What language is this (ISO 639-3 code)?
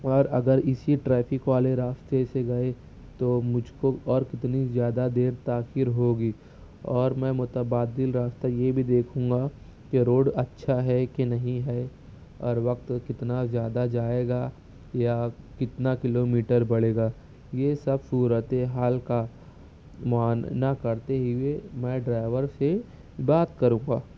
urd